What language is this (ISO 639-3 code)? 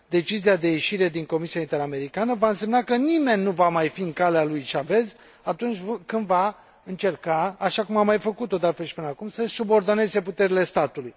ron